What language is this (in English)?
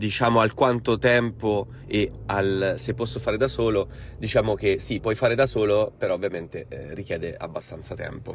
Italian